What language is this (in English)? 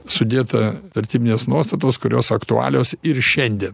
Lithuanian